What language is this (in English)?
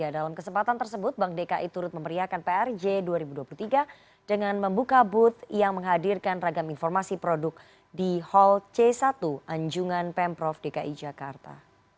Indonesian